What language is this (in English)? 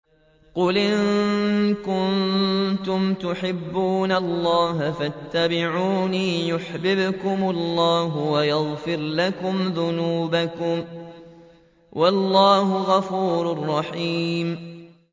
Arabic